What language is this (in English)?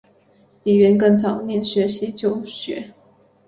Chinese